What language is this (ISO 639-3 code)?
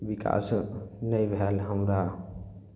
mai